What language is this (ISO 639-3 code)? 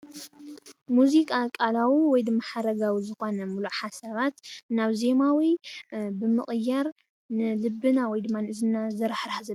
tir